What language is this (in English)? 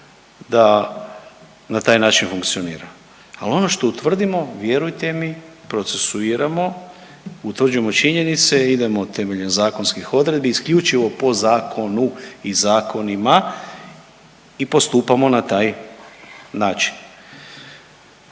Croatian